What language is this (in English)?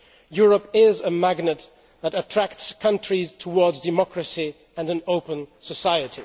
English